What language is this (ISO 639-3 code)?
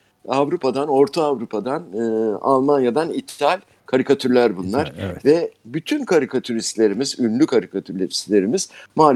tur